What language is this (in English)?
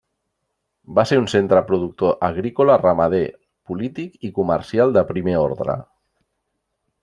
Catalan